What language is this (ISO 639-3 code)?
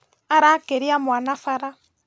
kik